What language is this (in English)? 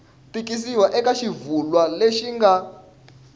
Tsonga